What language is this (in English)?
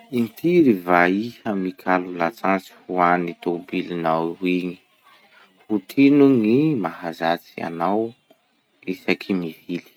Masikoro Malagasy